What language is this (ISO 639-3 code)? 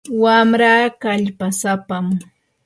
qur